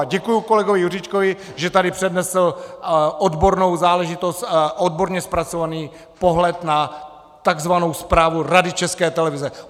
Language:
Czech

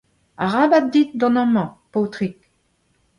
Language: Breton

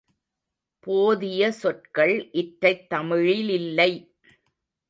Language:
Tamil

